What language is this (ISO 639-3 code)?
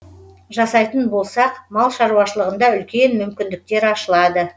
kaz